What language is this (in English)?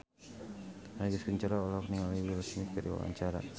Sundanese